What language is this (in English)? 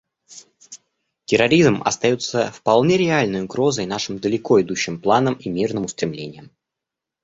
Russian